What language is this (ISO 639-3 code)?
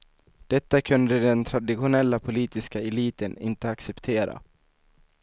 swe